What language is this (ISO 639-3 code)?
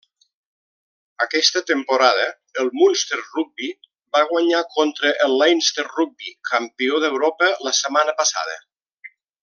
cat